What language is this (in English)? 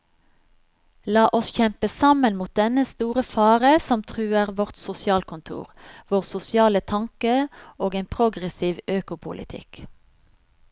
Norwegian